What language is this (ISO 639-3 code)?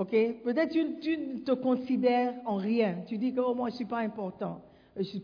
fra